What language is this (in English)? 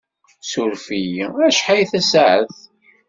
Kabyle